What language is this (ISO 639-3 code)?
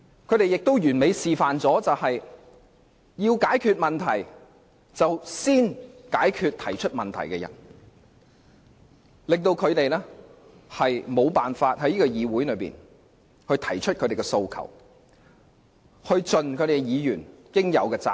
yue